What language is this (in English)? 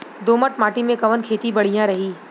Bhojpuri